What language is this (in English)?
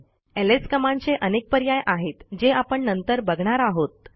Marathi